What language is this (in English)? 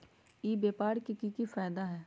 Magahi